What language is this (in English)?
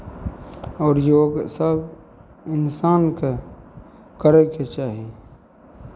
Maithili